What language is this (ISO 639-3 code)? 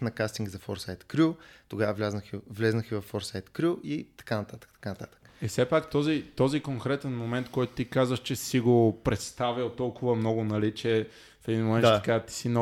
bul